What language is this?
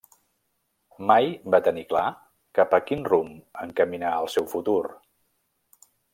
Catalan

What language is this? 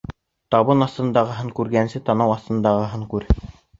Bashkir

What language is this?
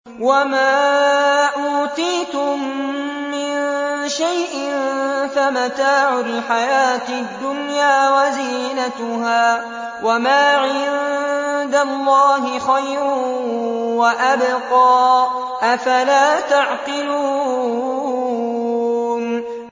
Arabic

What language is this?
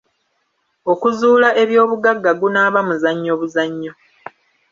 Ganda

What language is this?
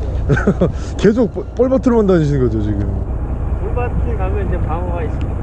Korean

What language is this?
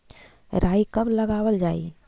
Magahi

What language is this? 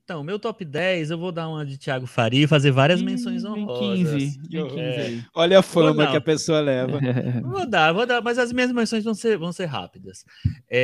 Portuguese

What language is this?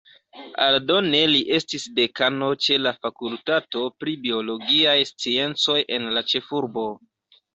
Esperanto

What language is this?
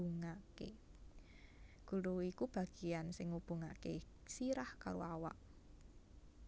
Javanese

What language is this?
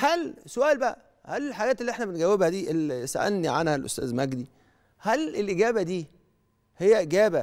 Arabic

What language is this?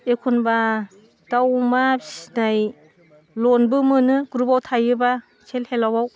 Bodo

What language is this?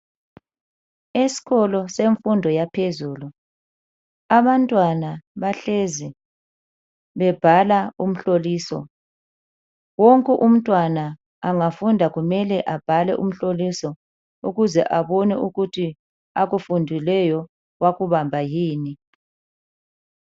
North Ndebele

